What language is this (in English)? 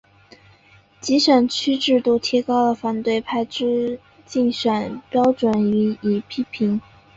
Chinese